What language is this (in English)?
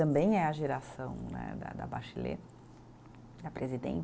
Portuguese